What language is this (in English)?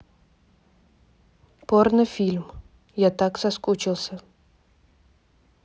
Russian